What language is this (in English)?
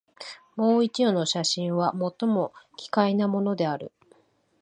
Japanese